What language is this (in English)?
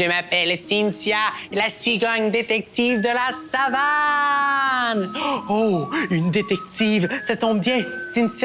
French